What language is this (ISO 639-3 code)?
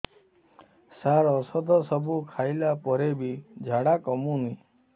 ori